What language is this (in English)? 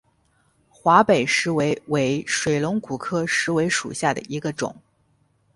Chinese